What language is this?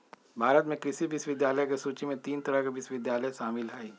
Magahi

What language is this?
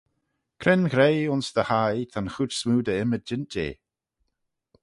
Manx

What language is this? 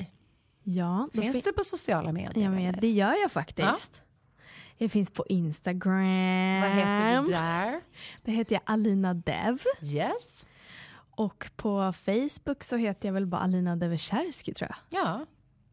Swedish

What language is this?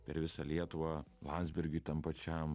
Lithuanian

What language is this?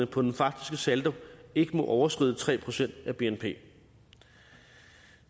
Danish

